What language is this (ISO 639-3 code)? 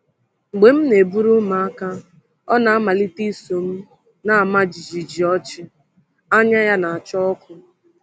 ibo